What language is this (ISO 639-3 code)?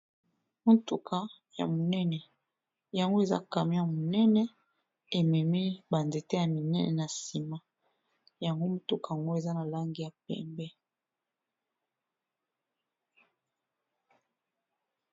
lin